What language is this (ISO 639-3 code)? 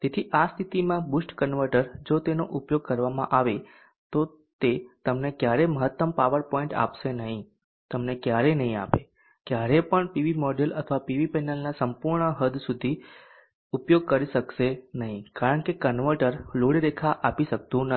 guj